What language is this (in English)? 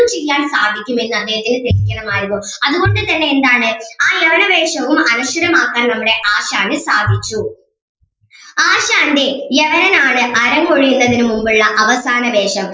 Malayalam